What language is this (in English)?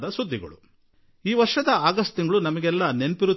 Kannada